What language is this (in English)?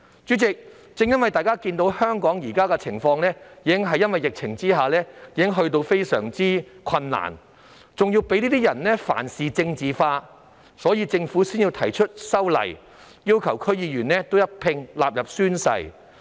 Cantonese